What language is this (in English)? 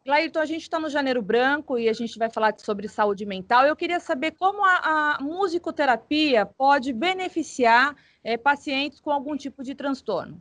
Portuguese